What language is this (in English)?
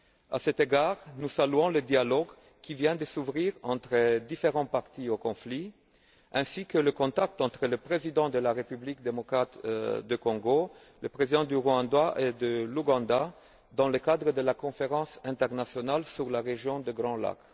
French